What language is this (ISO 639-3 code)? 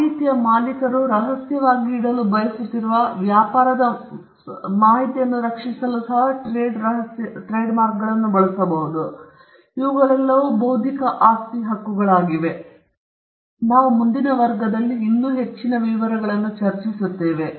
kan